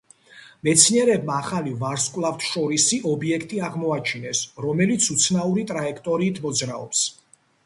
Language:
Georgian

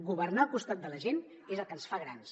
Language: Catalan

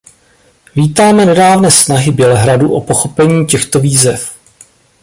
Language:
Czech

